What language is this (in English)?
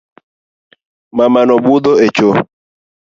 Luo (Kenya and Tanzania)